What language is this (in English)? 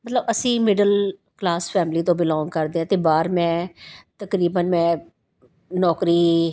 Punjabi